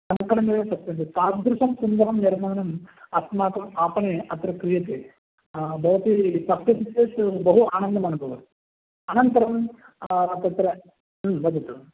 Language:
Sanskrit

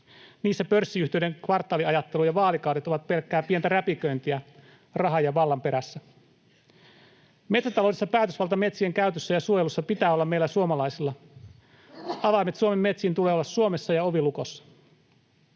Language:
Finnish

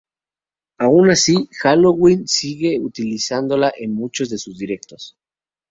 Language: Spanish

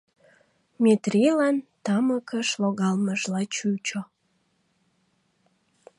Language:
Mari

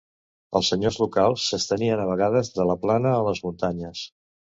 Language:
Catalan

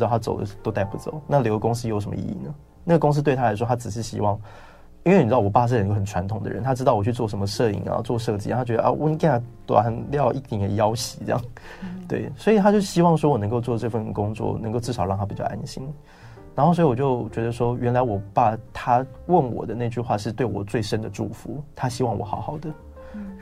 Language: Chinese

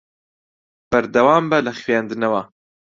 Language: Central Kurdish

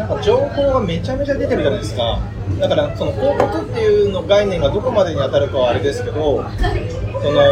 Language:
Japanese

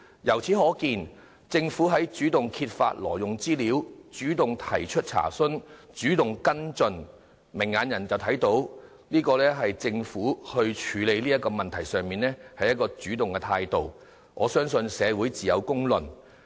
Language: Cantonese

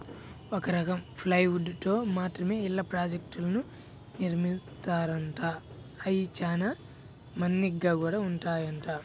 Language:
Telugu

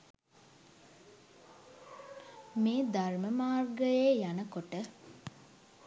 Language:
Sinhala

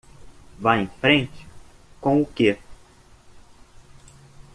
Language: Portuguese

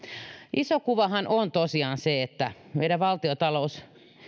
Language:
Finnish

